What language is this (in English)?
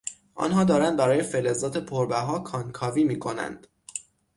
Persian